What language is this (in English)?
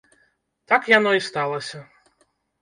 Belarusian